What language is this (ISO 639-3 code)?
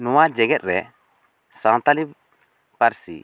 sat